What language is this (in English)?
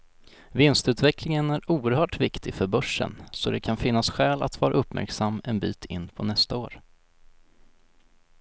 Swedish